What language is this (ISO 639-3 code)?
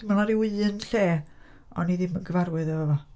cym